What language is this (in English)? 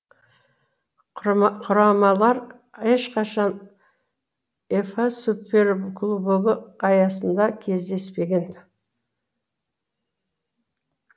Kazakh